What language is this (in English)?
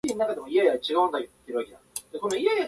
Japanese